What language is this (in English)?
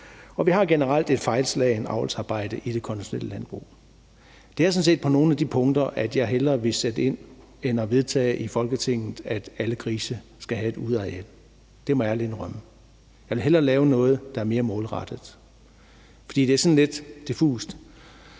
Danish